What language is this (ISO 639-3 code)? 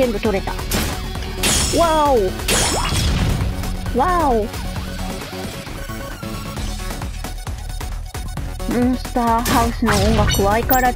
jpn